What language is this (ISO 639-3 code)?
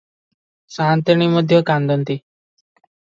ori